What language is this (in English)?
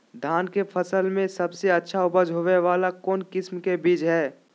Magahi